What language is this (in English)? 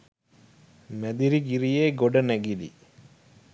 Sinhala